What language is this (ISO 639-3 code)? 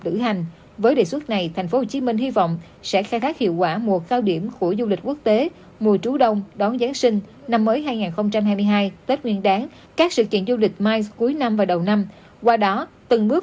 vie